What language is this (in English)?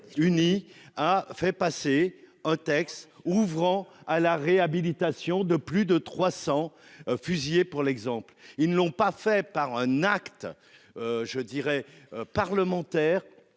French